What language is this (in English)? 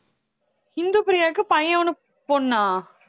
Tamil